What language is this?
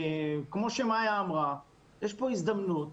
Hebrew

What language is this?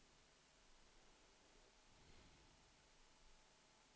Swedish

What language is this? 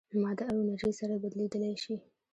Pashto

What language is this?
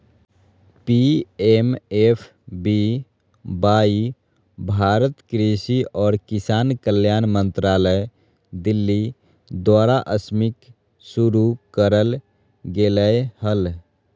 Magahi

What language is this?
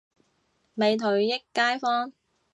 Cantonese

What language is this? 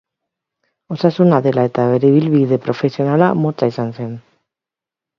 Basque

